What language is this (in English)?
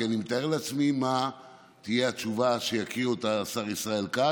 Hebrew